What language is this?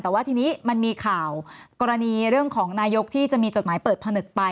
Thai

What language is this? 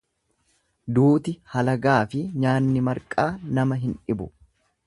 Oromo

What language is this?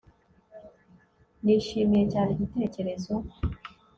Kinyarwanda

